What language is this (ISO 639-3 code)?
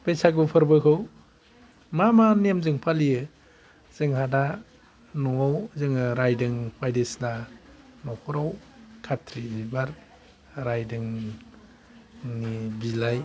brx